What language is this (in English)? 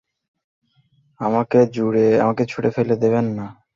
Bangla